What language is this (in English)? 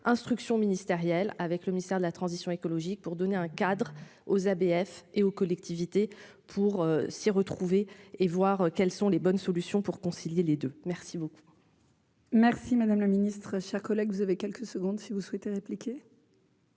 French